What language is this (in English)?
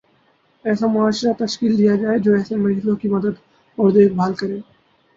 Urdu